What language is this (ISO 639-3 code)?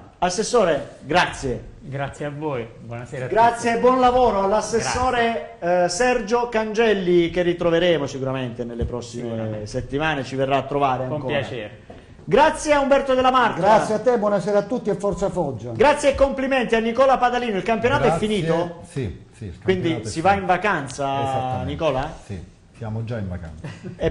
ita